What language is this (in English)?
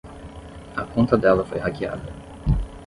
Portuguese